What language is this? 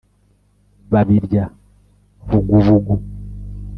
Kinyarwanda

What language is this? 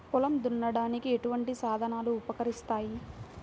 Telugu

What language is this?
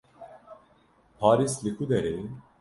Kurdish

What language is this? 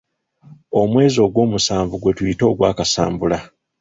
Ganda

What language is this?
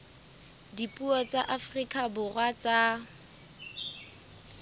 Southern Sotho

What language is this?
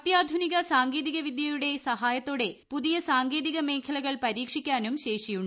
Malayalam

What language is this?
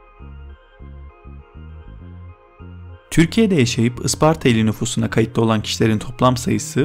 Turkish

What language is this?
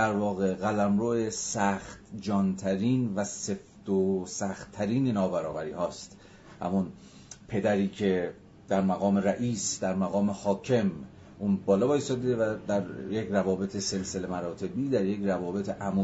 Persian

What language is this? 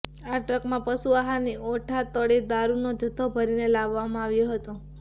Gujarati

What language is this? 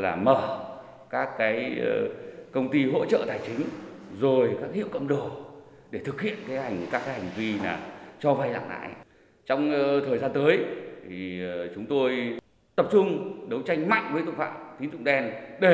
Vietnamese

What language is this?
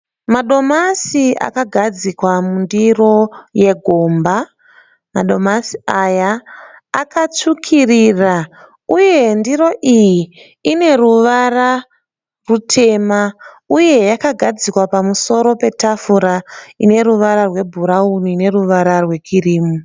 Shona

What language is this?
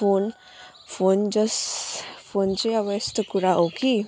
Nepali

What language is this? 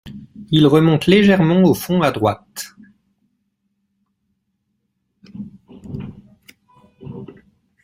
French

